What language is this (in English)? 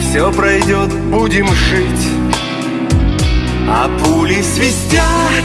Russian